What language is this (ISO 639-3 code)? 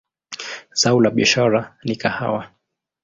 swa